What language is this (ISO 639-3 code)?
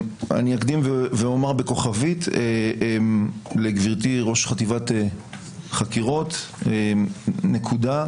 heb